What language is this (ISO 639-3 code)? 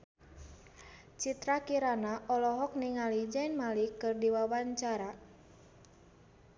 sun